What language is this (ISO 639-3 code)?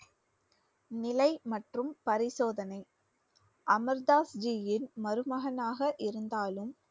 tam